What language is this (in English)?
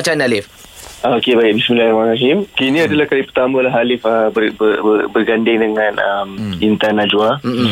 Malay